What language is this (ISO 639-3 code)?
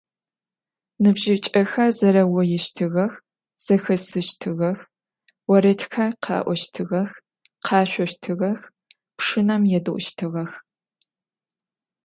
ady